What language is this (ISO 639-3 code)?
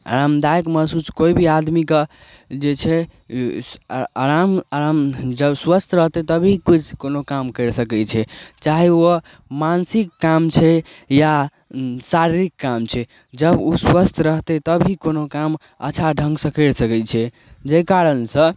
mai